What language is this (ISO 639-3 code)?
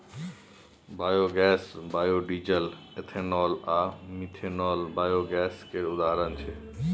mai